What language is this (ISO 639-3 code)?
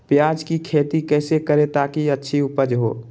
mag